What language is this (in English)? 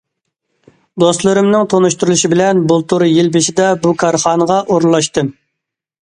Uyghur